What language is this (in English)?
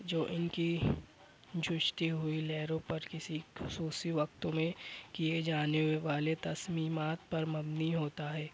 Urdu